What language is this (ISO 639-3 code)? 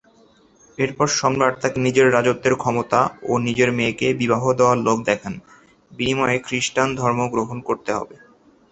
ben